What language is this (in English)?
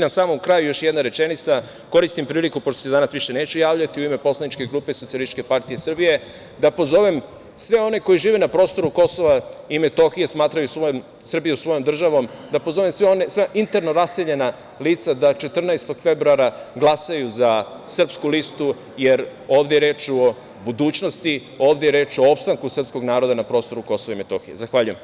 Serbian